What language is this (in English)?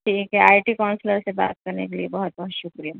Urdu